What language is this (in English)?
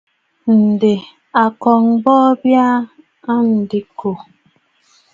Bafut